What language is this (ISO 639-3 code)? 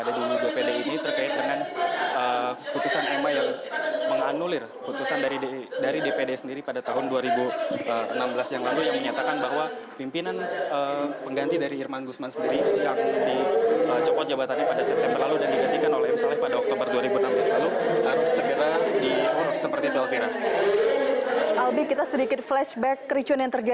ind